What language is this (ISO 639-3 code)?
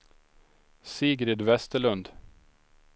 swe